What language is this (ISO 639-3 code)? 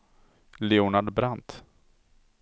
swe